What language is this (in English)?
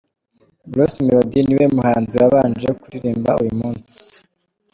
Kinyarwanda